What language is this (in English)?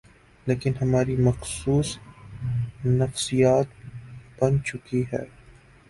Urdu